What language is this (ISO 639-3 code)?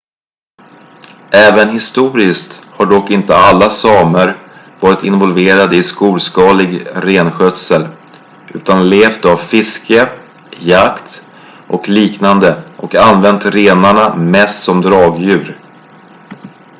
swe